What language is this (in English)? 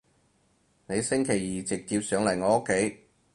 Cantonese